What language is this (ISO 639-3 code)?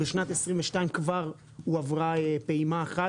heb